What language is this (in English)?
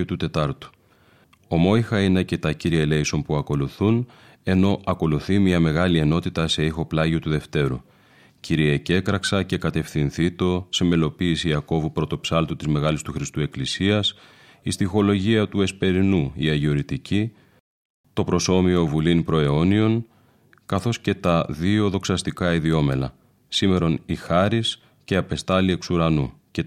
Greek